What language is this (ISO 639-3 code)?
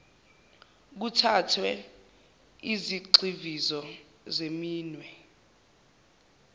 zul